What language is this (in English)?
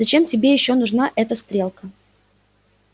Russian